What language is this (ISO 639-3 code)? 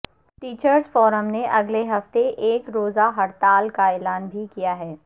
urd